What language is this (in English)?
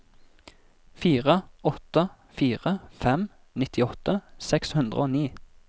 Norwegian